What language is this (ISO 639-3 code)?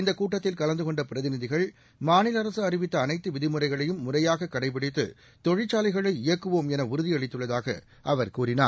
tam